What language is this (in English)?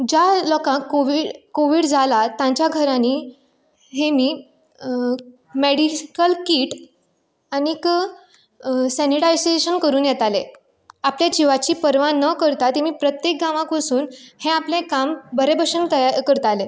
Konkani